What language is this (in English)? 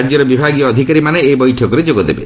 Odia